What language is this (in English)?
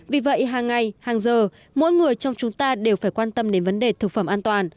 Vietnamese